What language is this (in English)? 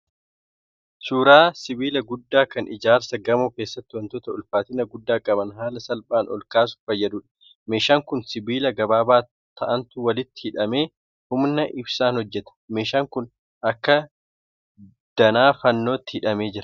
Oromo